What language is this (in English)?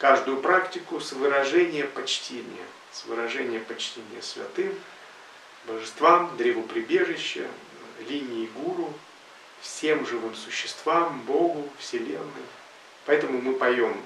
Russian